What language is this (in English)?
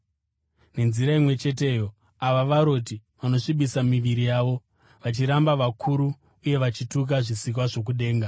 Shona